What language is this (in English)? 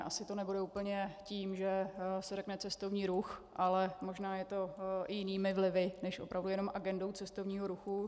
Czech